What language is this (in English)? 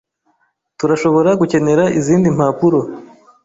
Kinyarwanda